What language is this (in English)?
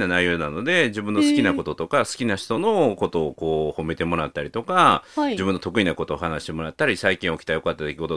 Japanese